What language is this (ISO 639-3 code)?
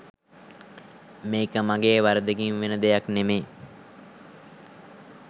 sin